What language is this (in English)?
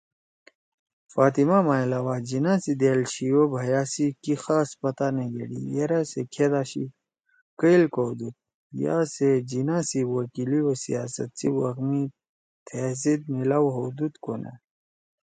Torwali